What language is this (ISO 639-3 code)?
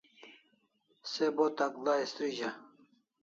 kls